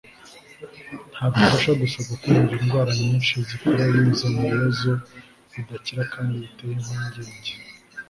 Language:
Kinyarwanda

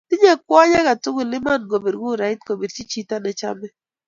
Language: Kalenjin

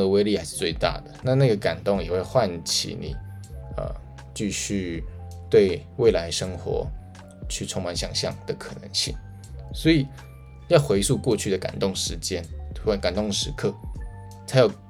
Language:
Chinese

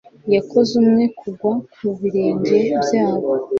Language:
Kinyarwanda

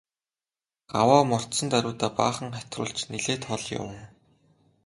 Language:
Mongolian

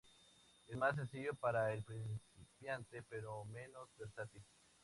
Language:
Spanish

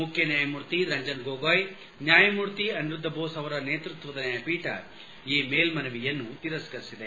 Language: Kannada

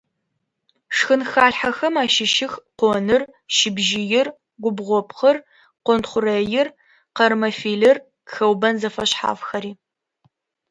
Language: Adyghe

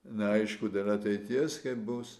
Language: Lithuanian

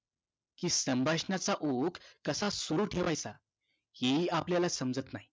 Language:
Marathi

